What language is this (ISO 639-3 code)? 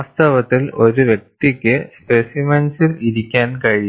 mal